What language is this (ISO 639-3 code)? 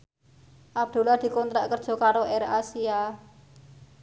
jav